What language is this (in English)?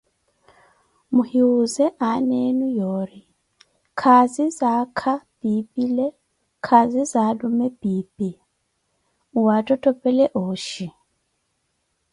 Koti